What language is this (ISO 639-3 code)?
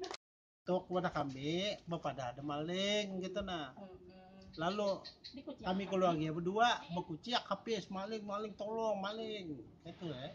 ind